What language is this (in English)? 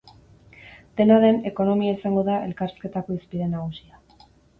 Basque